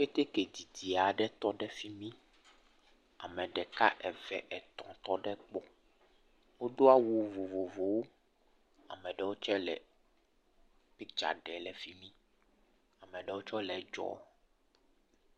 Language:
Ewe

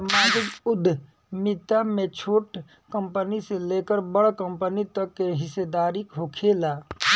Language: Bhojpuri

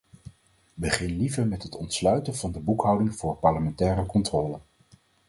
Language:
Dutch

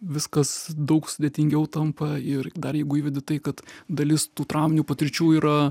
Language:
Lithuanian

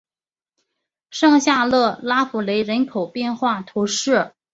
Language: Chinese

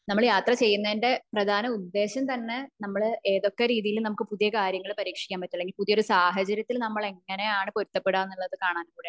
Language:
Malayalam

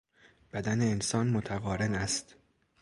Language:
Persian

